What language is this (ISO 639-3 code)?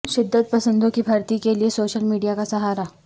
urd